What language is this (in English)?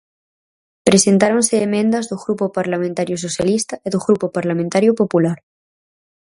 Galician